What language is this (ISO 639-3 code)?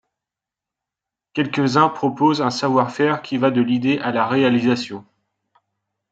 fra